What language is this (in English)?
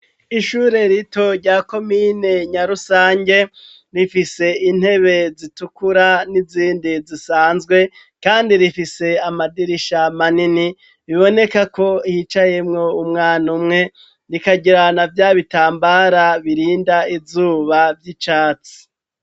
Rundi